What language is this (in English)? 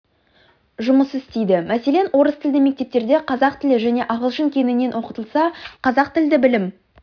Kazakh